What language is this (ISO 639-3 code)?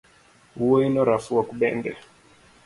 luo